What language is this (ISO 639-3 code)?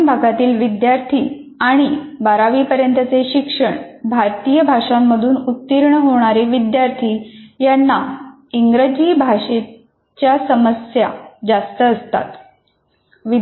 mar